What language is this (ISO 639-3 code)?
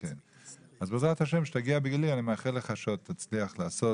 heb